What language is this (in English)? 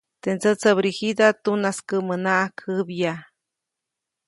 Copainalá Zoque